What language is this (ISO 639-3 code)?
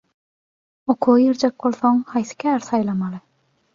tuk